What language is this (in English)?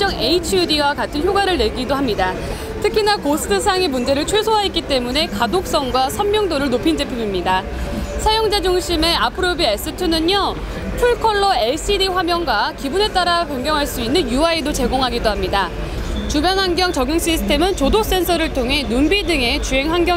Korean